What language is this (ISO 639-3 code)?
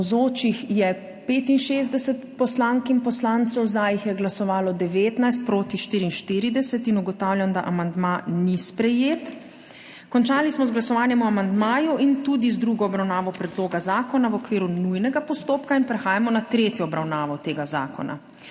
slv